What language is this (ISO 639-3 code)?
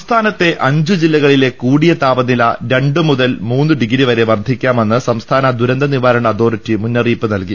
mal